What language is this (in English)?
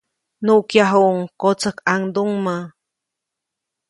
Copainalá Zoque